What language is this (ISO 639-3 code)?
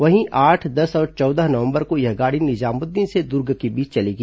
hin